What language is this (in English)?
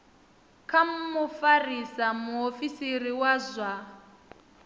Venda